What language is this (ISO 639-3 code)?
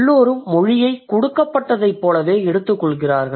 tam